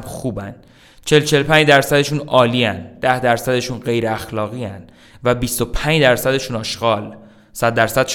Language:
Persian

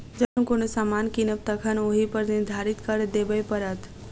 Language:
Maithili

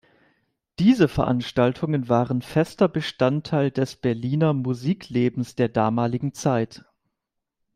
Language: German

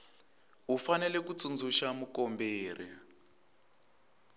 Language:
Tsonga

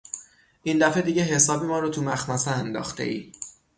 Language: Persian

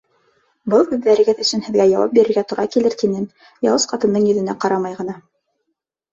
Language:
Bashkir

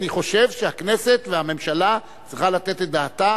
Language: Hebrew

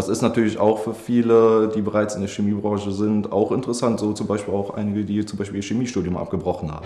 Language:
German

